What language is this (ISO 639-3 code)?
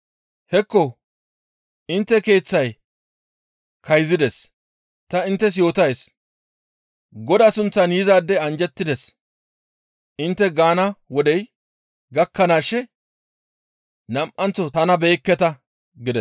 gmv